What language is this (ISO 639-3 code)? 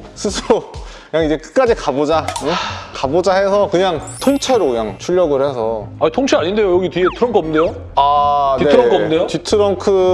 kor